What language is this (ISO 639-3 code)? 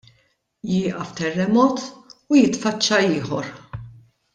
mlt